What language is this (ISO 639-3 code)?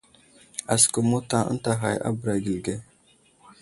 udl